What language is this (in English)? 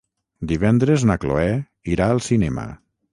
Catalan